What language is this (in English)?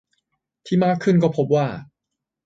Thai